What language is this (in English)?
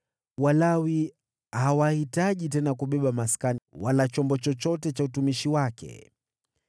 Swahili